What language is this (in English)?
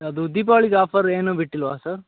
Kannada